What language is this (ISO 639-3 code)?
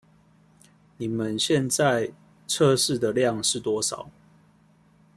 zho